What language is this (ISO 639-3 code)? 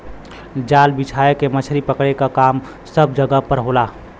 bho